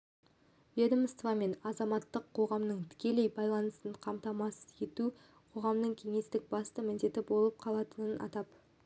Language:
Kazakh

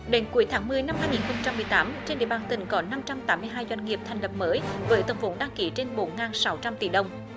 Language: Vietnamese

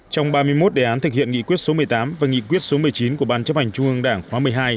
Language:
Vietnamese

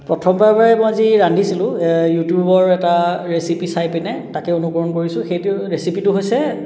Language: Assamese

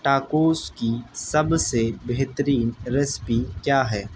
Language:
Urdu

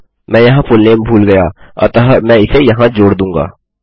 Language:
Hindi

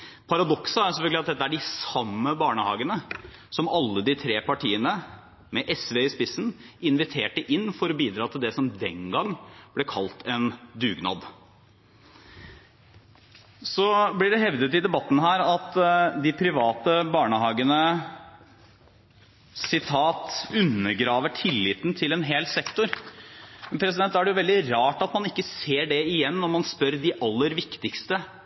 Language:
Norwegian Bokmål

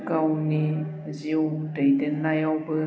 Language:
Bodo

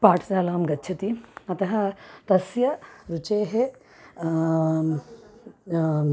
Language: Sanskrit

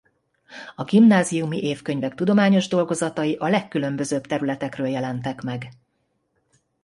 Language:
Hungarian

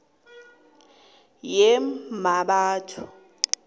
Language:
South Ndebele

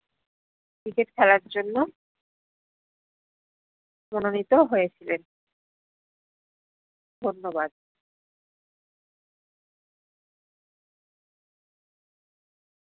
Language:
Bangla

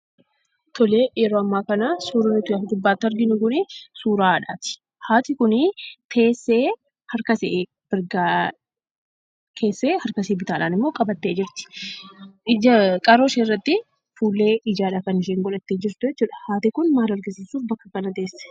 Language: Oromo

